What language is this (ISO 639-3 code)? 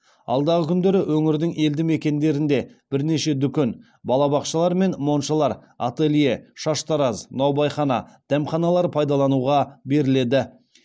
kaz